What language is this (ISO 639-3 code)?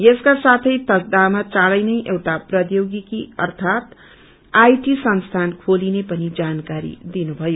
nep